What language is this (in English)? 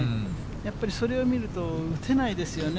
Japanese